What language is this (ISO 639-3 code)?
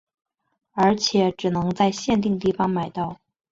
zho